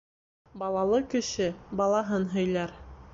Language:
Bashkir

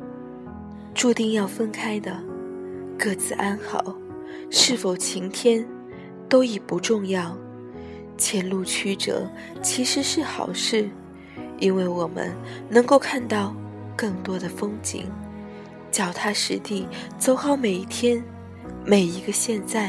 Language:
Chinese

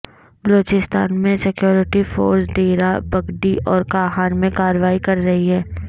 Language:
Urdu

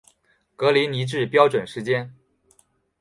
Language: Chinese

